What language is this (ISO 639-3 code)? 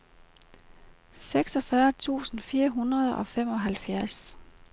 dan